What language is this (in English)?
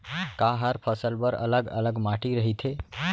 Chhattisgarhi